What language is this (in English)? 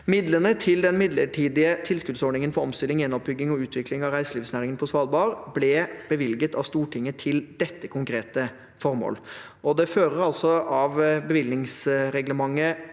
Norwegian